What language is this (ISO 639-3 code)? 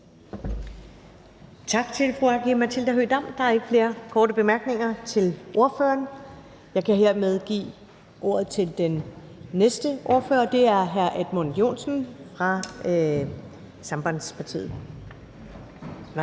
dan